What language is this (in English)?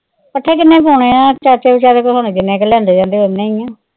Punjabi